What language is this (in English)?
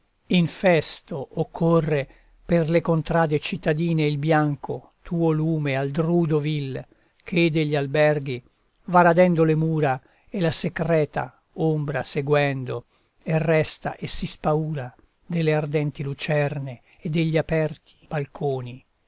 Italian